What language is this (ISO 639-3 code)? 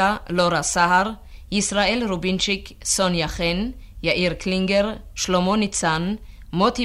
heb